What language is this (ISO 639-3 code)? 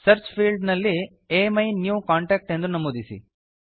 kan